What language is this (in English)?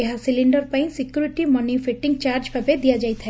Odia